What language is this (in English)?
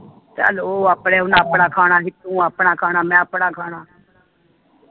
Punjabi